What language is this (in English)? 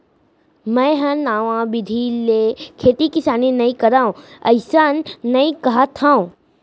Chhattisgarhi